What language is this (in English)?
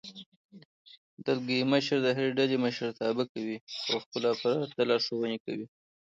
Pashto